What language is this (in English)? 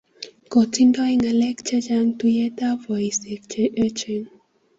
Kalenjin